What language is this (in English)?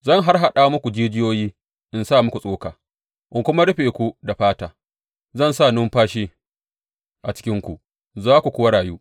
Hausa